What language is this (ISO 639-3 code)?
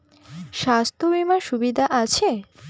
ben